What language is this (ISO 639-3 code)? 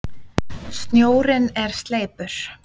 isl